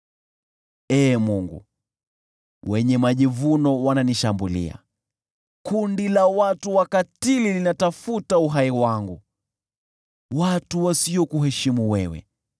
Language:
Swahili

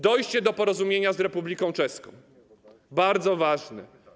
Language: Polish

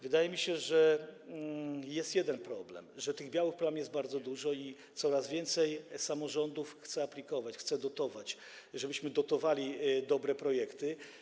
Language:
Polish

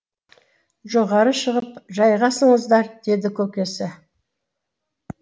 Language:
Kazakh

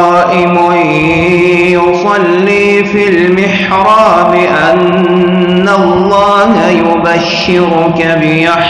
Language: Arabic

